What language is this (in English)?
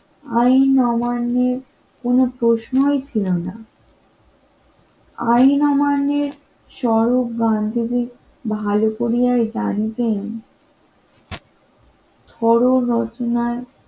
Bangla